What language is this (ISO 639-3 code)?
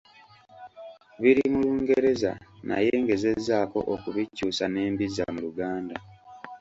lug